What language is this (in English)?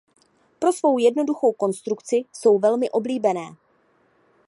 Czech